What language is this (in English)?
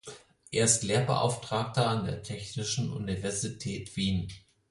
German